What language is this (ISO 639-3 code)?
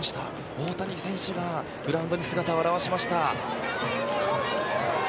jpn